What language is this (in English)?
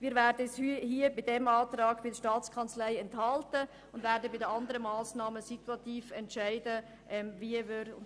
Swiss German